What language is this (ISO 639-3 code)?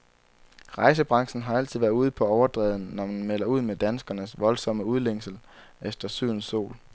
dan